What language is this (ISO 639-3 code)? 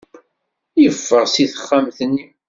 kab